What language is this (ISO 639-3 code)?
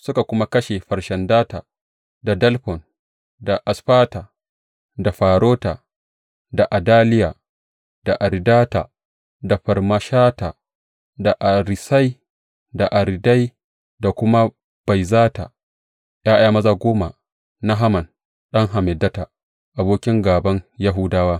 hau